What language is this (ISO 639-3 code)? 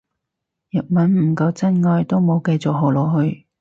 yue